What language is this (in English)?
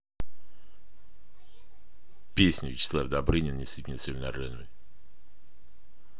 Russian